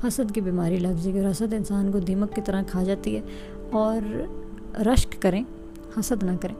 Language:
Urdu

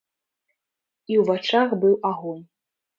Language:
Belarusian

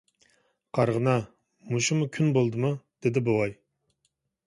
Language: Uyghur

